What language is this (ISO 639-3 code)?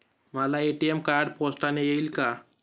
mar